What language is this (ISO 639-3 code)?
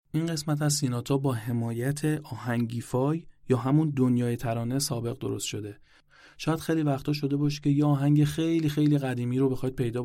fas